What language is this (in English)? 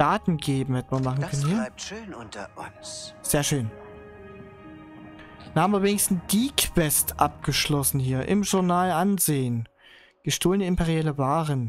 German